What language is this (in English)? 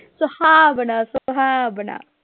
Punjabi